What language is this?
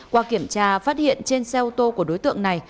Vietnamese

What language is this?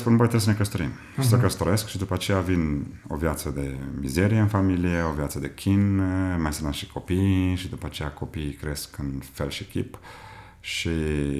Romanian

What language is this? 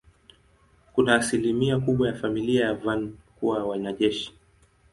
Swahili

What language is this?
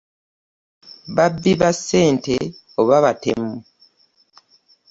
Ganda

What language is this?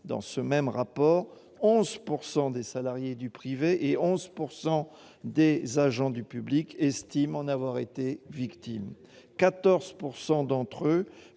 French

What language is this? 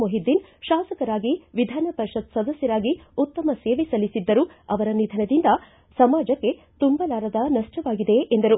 Kannada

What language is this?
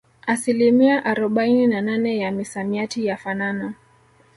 Swahili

